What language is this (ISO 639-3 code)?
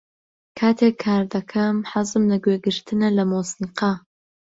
ckb